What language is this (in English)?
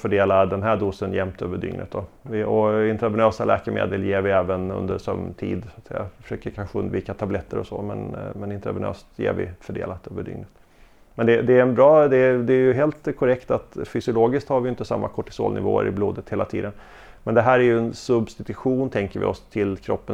Swedish